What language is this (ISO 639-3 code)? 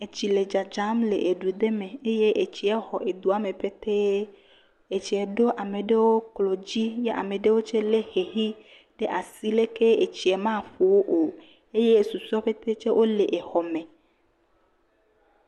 ewe